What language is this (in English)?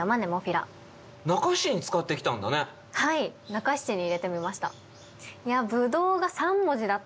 Japanese